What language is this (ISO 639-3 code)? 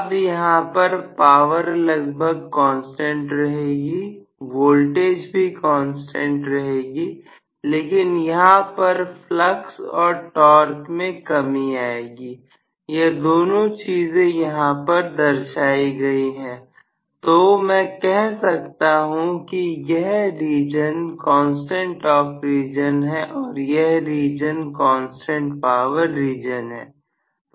hin